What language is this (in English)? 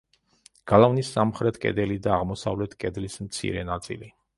Georgian